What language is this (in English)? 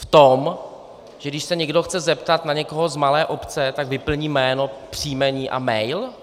Czech